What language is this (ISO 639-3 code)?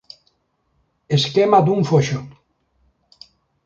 glg